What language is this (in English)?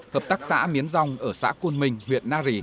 Vietnamese